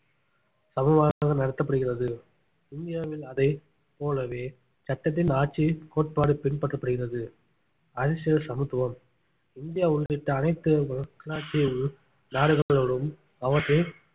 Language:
Tamil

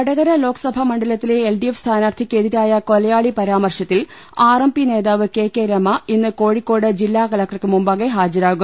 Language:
Malayalam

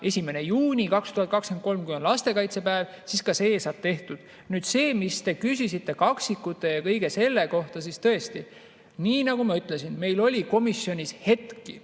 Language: Estonian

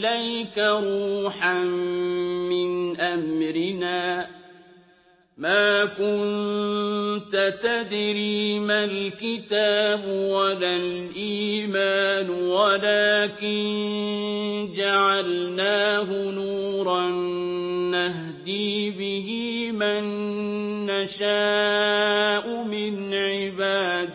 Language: Arabic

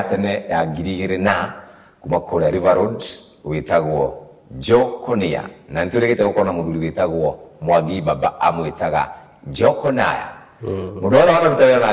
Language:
Swahili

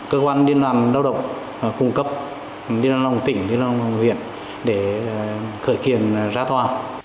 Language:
Vietnamese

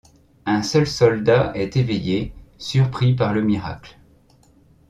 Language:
French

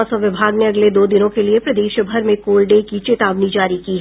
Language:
Hindi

